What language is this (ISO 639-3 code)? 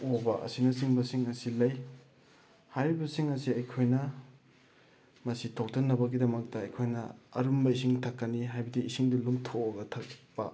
mni